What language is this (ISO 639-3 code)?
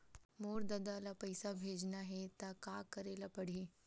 hne